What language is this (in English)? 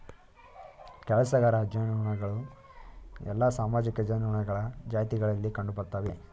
Kannada